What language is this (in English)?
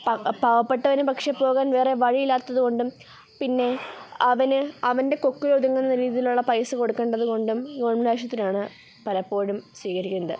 Malayalam